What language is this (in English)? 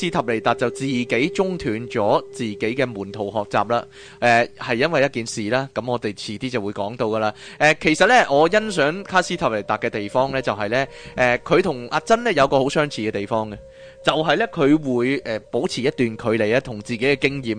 Chinese